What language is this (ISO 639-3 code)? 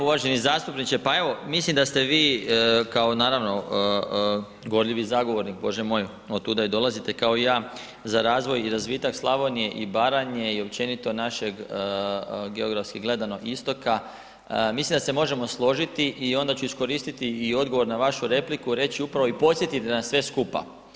hrv